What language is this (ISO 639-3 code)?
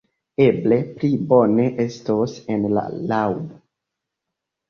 epo